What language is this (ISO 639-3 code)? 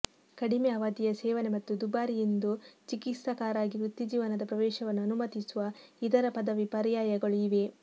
kan